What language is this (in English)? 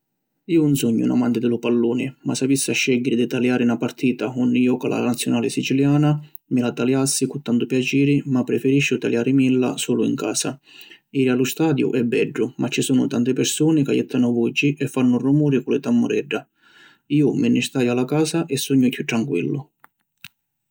Sicilian